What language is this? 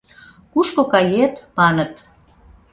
Mari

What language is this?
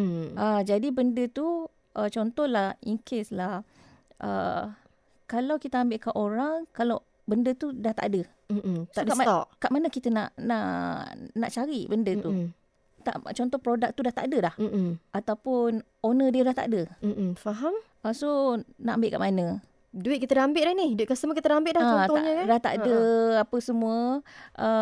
Malay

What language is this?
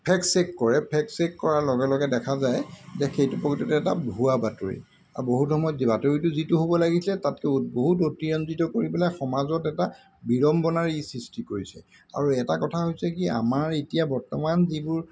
Assamese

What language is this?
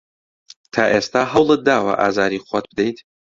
Central Kurdish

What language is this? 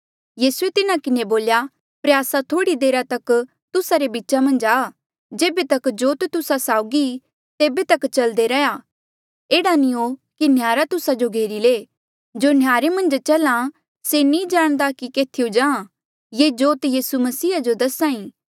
Mandeali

